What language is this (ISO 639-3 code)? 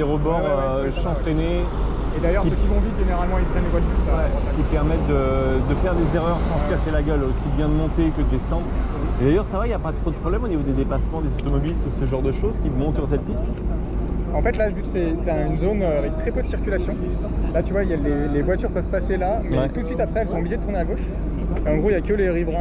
fra